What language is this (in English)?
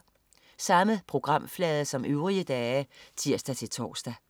Danish